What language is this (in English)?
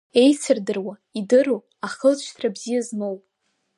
Abkhazian